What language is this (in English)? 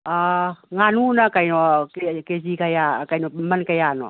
Manipuri